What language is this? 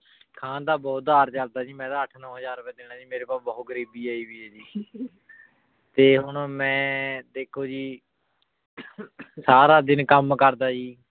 Punjabi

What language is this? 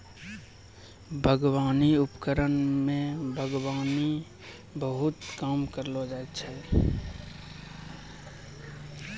Maithili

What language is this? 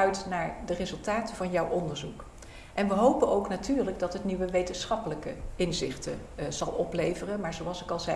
Dutch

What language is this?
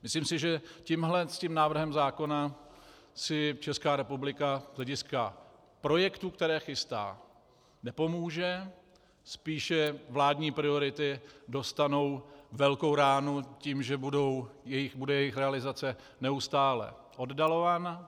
Czech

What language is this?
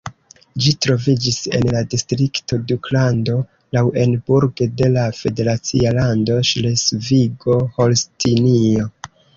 Esperanto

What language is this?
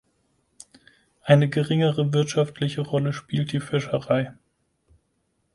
German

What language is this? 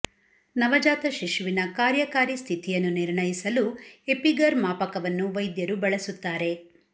Kannada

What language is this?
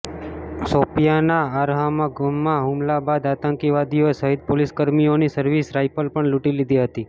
Gujarati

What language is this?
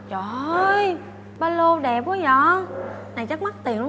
Vietnamese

